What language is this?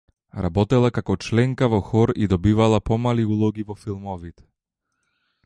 Macedonian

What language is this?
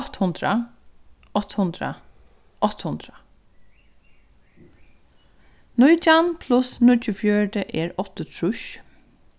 Faroese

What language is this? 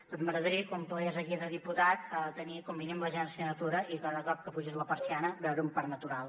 Catalan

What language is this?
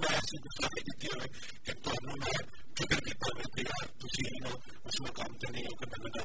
Urdu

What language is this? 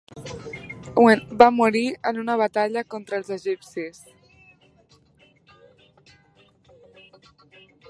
Catalan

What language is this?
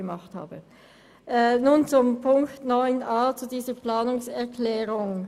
Swiss German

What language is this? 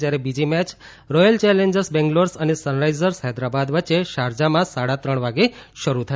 Gujarati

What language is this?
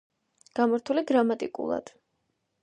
Georgian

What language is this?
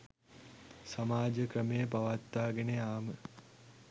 Sinhala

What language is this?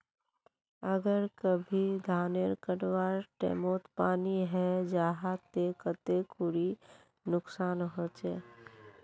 Magahi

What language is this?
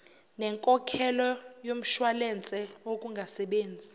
Zulu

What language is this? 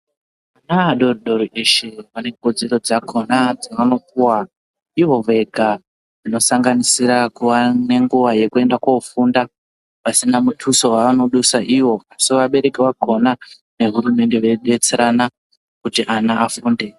Ndau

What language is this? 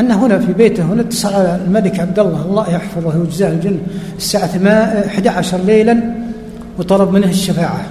Arabic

